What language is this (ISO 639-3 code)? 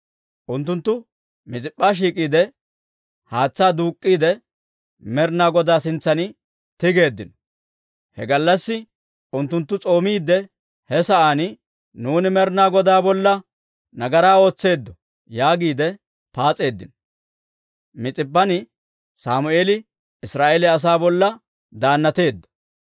dwr